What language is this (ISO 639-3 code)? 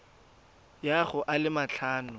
tsn